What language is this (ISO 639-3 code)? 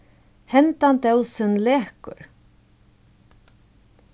fao